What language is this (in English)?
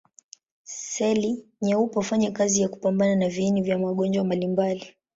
Swahili